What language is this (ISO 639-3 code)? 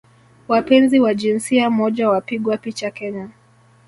swa